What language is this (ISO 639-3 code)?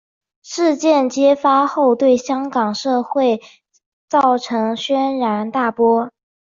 zho